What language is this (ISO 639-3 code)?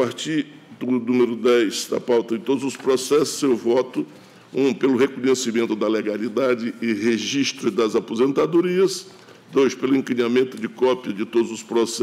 por